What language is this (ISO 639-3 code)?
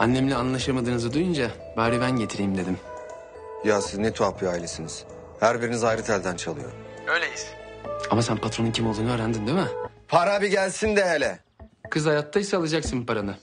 tur